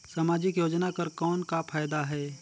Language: Chhattisgarhi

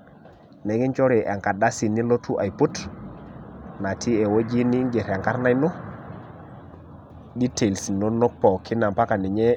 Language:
Masai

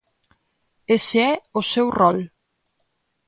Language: Galician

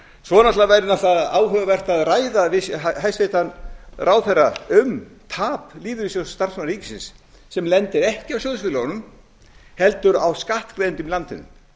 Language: Icelandic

